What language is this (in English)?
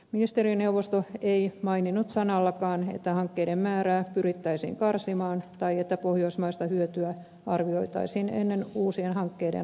Finnish